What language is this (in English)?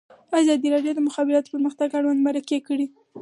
Pashto